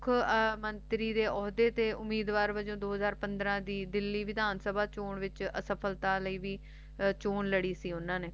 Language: Punjabi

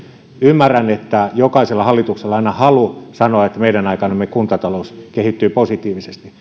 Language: Finnish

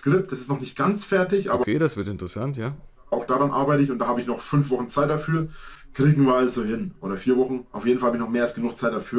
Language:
German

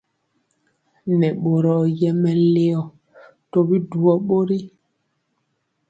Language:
Mpiemo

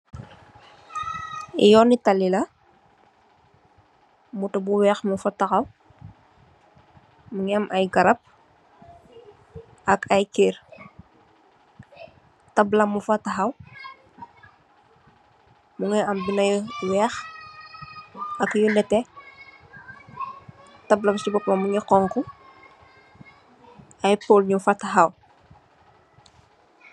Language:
Wolof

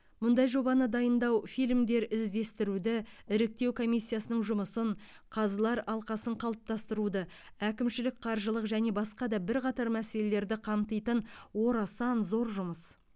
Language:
Kazakh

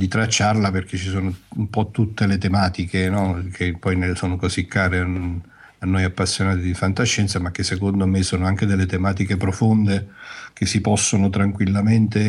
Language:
Italian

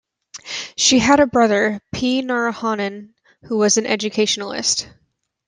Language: English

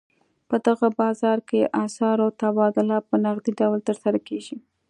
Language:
Pashto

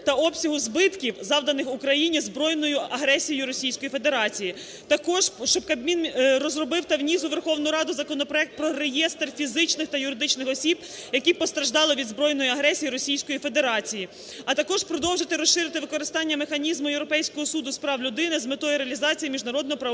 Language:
Ukrainian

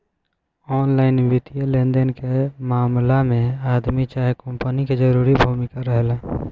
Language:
Bhojpuri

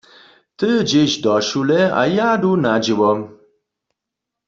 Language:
Upper Sorbian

